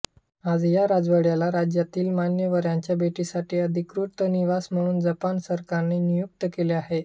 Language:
Marathi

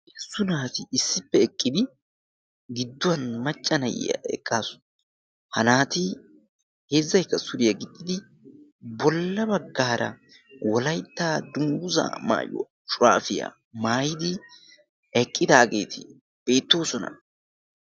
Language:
Wolaytta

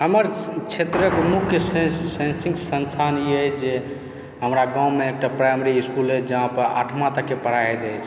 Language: Maithili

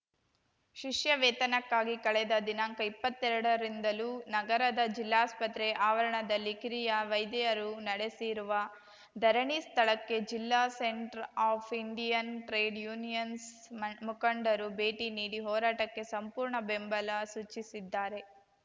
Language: Kannada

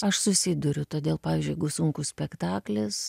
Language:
Lithuanian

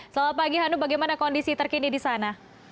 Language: Indonesian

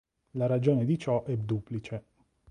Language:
Italian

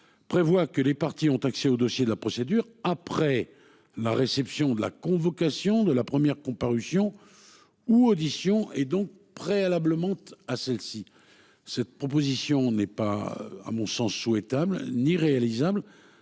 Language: French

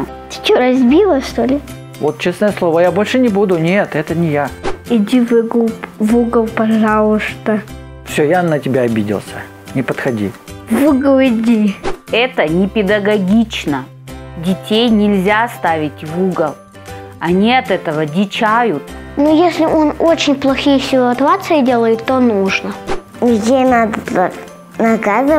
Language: Russian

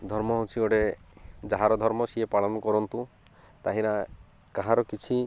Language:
Odia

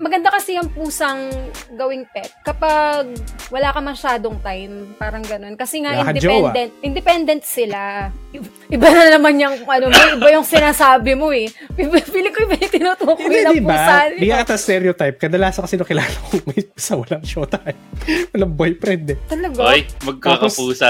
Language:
Filipino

